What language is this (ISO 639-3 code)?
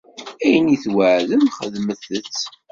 kab